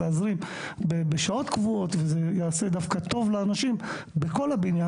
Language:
Hebrew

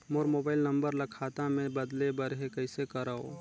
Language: Chhattisgarhi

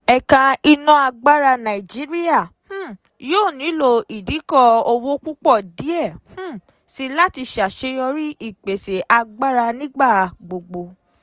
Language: Yoruba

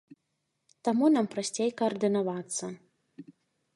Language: Belarusian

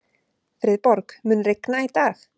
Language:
Icelandic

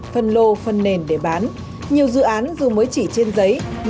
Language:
Vietnamese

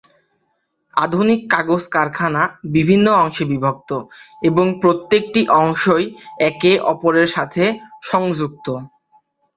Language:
Bangla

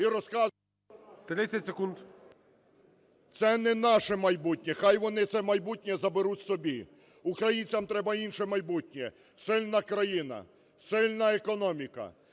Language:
Ukrainian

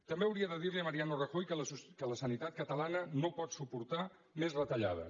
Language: Catalan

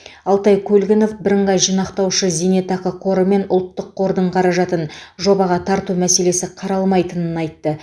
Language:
Kazakh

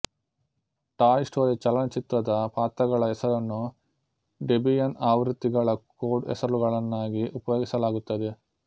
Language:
Kannada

